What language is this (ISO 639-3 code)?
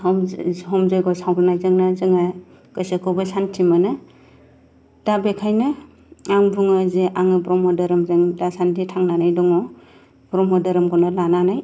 brx